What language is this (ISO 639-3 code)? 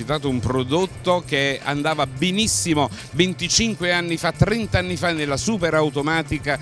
ita